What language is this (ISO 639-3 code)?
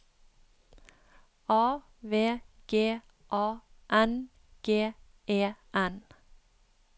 nor